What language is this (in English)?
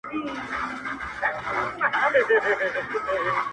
Pashto